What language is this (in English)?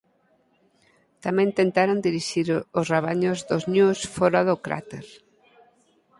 Galician